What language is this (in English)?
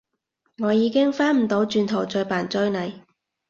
Cantonese